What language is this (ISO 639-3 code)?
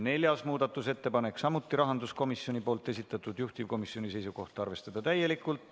est